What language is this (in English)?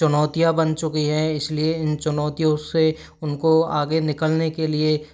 Hindi